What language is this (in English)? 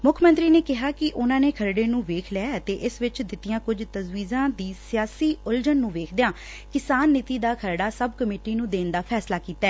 Punjabi